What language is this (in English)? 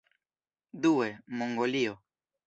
Esperanto